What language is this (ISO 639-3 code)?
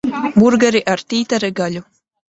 lav